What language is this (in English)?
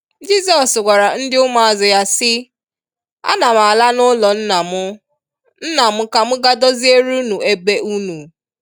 Igbo